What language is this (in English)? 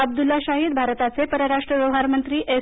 Marathi